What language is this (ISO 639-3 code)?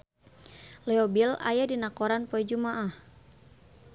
sun